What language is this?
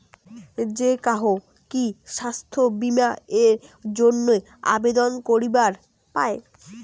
Bangla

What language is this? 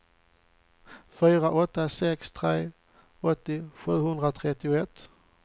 Swedish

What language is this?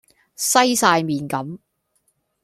Cantonese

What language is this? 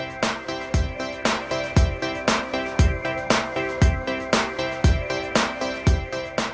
Indonesian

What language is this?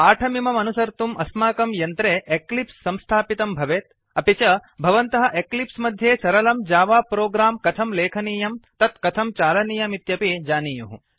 Sanskrit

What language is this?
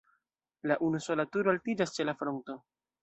Esperanto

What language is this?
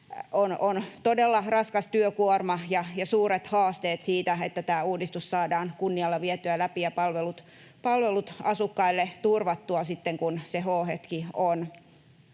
Finnish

